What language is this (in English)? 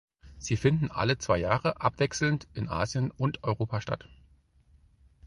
German